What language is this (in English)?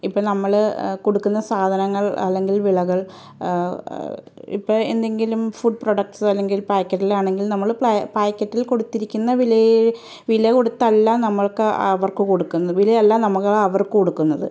Malayalam